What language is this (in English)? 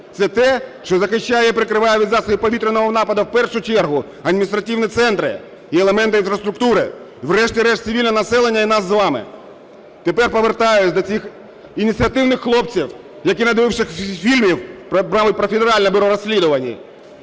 Ukrainian